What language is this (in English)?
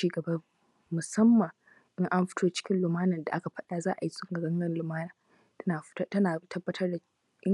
Hausa